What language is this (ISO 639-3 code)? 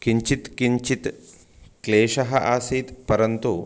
san